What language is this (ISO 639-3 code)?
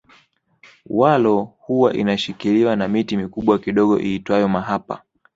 swa